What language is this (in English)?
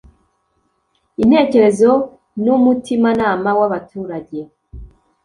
Kinyarwanda